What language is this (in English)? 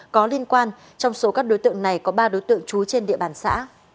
Vietnamese